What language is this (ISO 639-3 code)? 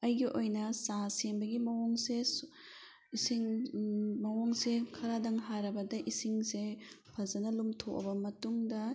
mni